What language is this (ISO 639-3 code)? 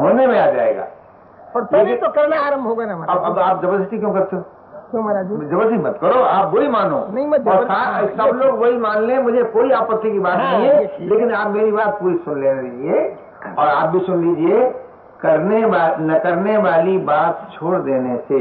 hin